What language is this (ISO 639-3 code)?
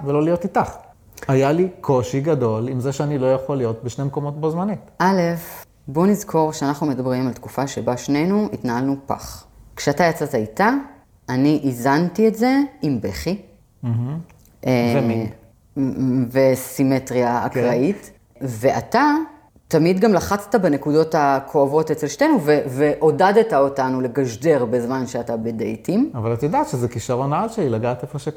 heb